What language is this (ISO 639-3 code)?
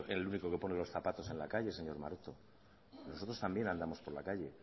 spa